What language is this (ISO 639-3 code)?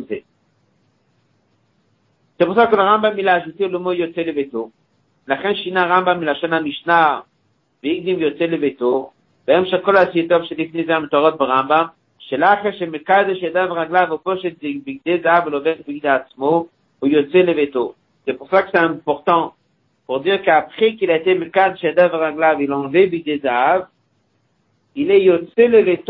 fra